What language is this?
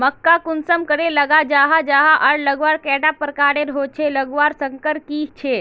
Magahi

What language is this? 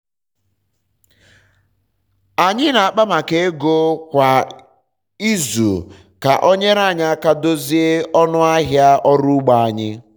Igbo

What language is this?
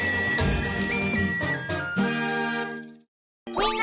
Japanese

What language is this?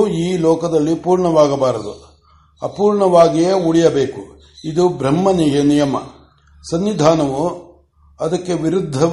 Kannada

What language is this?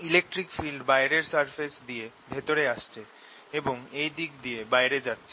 Bangla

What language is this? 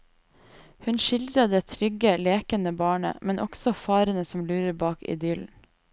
Norwegian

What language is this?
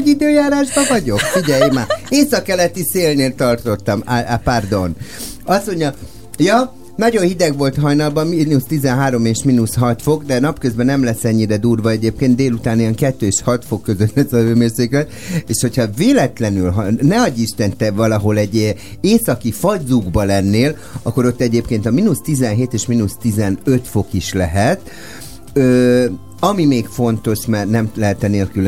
Hungarian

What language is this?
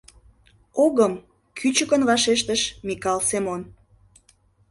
Mari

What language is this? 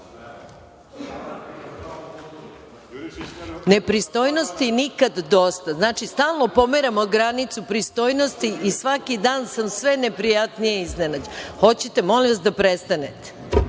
Serbian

